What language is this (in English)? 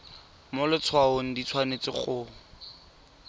Tswana